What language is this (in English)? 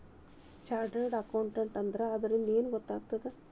Kannada